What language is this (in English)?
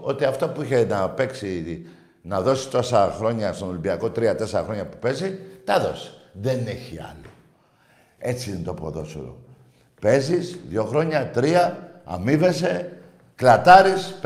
Greek